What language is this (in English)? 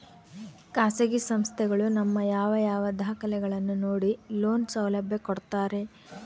Kannada